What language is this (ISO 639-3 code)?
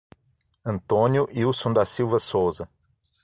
por